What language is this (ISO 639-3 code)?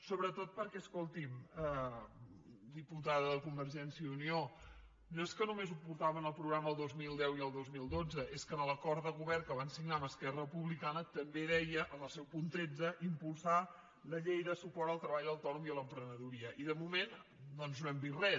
cat